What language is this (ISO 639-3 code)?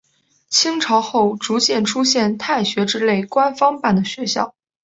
zho